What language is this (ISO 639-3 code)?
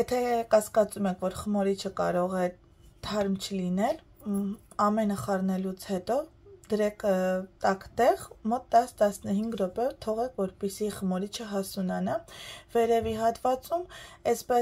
ron